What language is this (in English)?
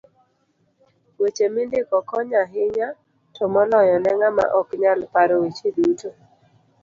Luo (Kenya and Tanzania)